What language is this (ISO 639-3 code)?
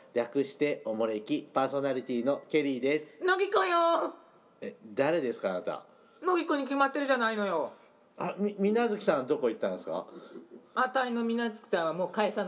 jpn